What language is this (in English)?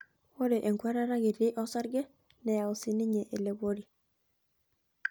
Masai